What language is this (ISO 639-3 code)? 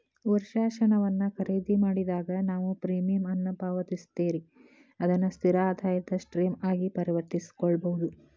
kan